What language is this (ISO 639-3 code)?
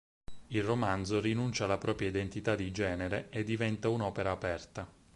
ita